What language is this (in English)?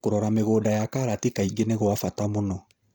Kikuyu